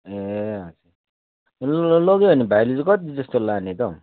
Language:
Nepali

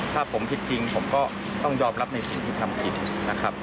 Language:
Thai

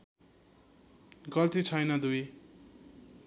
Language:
Nepali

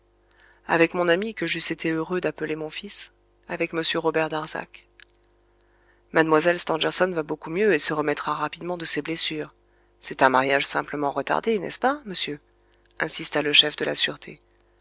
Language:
French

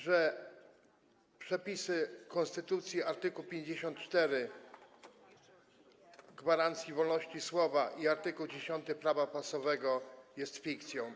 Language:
Polish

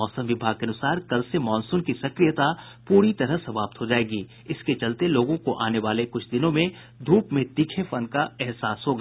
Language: Hindi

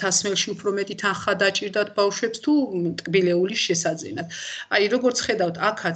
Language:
Romanian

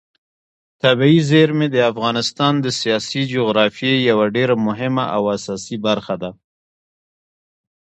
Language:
Pashto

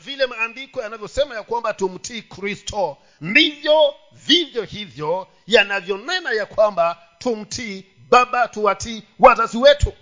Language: Swahili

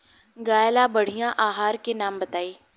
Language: Bhojpuri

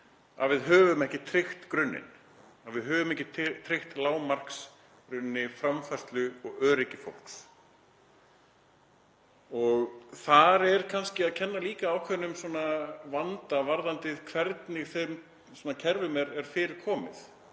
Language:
Icelandic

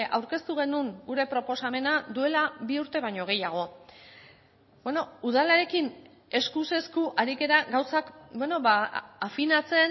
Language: Basque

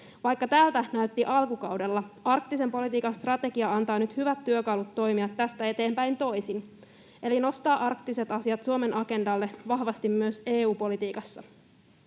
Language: Finnish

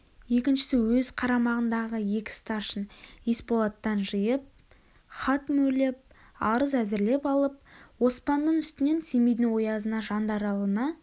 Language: Kazakh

